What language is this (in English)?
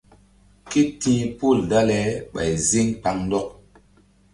Mbum